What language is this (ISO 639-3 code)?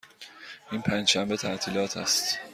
fas